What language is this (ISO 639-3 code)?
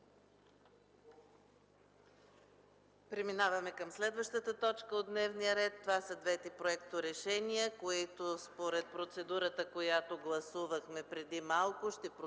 bul